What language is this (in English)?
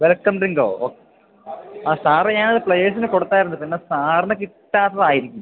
Malayalam